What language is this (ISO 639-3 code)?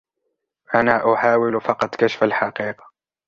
ara